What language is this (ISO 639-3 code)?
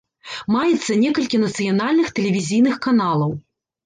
bel